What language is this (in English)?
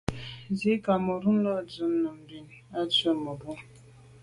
Medumba